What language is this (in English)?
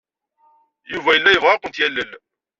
Kabyle